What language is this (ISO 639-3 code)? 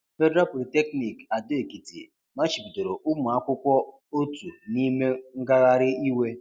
ibo